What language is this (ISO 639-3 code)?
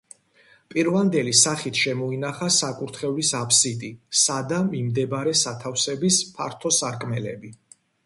kat